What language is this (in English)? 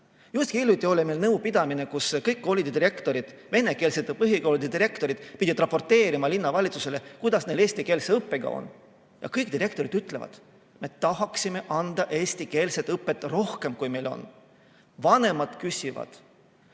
Estonian